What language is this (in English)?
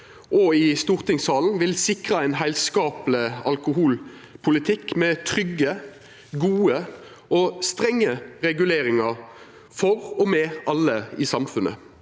Norwegian